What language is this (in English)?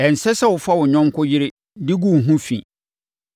Akan